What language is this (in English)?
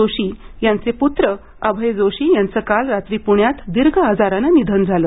Marathi